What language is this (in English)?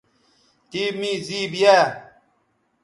Bateri